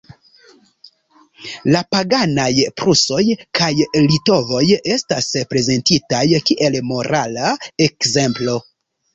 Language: Esperanto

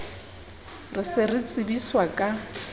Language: Southern Sotho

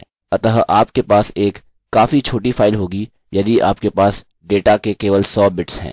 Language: Hindi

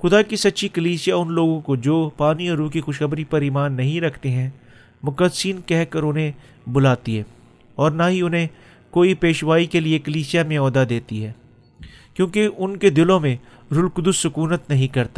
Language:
Urdu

